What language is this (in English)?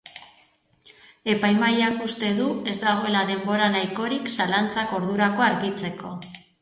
Basque